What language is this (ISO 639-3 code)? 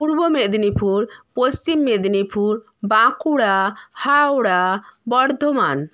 ben